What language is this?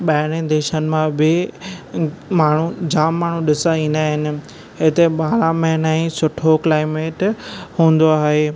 Sindhi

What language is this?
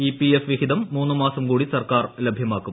Malayalam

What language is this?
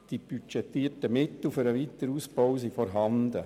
Swiss German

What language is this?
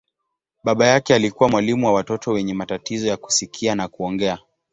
Swahili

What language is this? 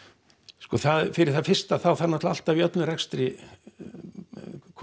Icelandic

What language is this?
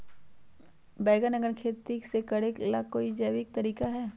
Magahi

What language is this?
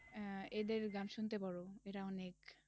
Bangla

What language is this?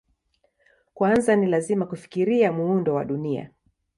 Swahili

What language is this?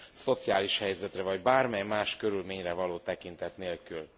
Hungarian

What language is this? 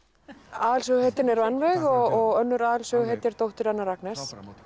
Icelandic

